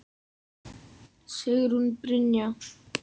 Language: Icelandic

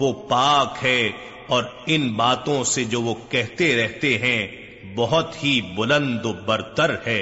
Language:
Urdu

